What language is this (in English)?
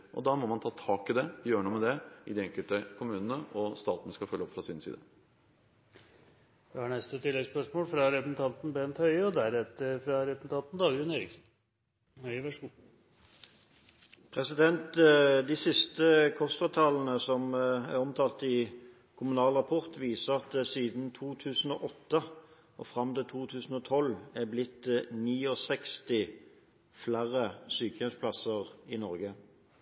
Norwegian